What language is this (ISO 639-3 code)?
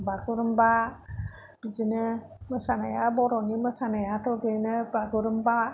brx